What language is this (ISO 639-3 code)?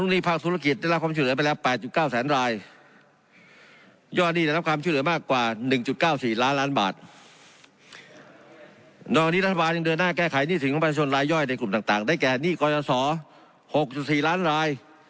tha